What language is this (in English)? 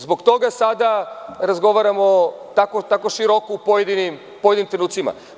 Serbian